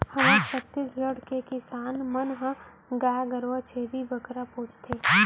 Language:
Chhattisgarhi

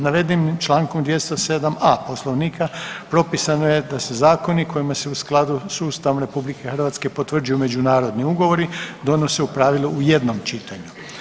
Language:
Croatian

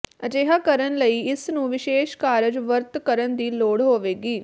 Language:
Punjabi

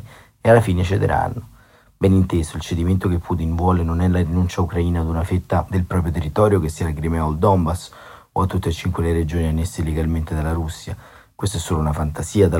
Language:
Italian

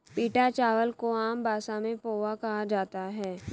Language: Hindi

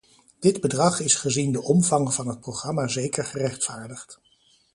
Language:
Dutch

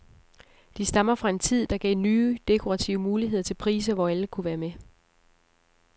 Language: Danish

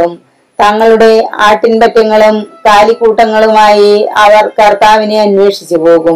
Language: Malayalam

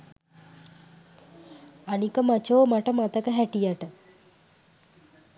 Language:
Sinhala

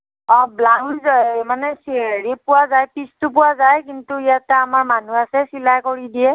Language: Assamese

